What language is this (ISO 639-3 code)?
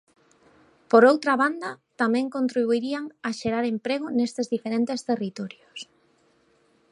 glg